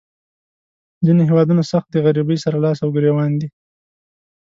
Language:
Pashto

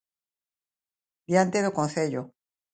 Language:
Galician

